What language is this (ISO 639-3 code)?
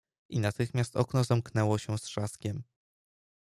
pol